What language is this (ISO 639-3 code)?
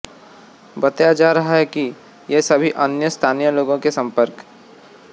hin